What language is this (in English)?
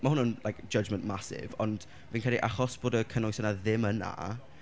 Welsh